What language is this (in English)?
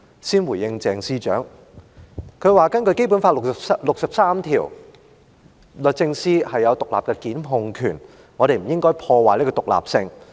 Cantonese